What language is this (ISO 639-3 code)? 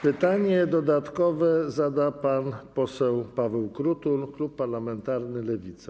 pol